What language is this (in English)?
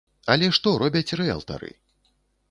Belarusian